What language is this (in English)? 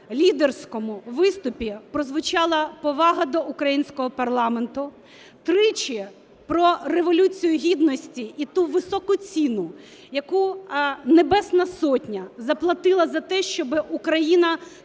Ukrainian